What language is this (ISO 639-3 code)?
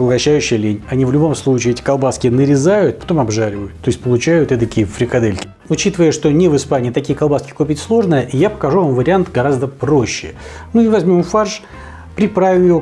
rus